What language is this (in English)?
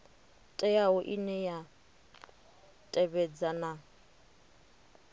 Venda